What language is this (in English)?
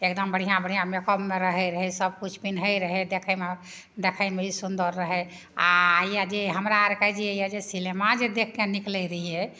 Maithili